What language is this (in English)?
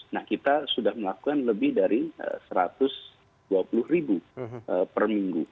Indonesian